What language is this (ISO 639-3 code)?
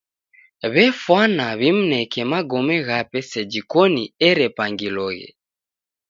dav